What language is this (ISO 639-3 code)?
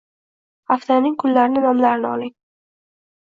uzb